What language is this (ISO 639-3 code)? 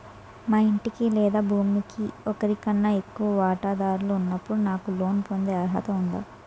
tel